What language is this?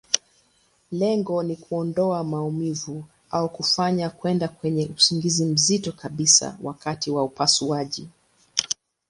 Swahili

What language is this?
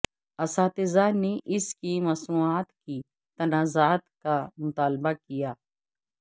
Urdu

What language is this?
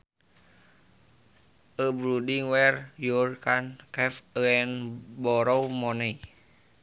Sundanese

